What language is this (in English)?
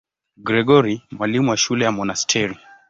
Swahili